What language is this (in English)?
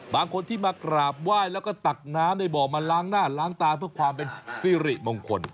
Thai